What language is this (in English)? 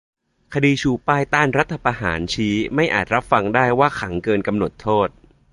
Thai